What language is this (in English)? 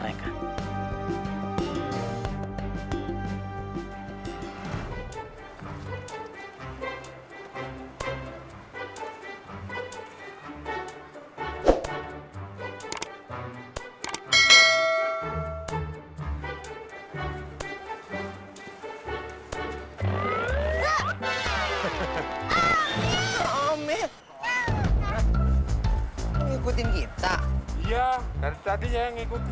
Indonesian